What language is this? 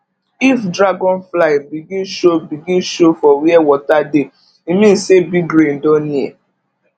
Nigerian Pidgin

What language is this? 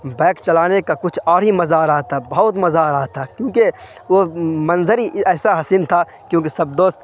Urdu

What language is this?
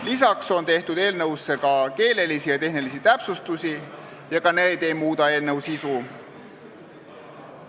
Estonian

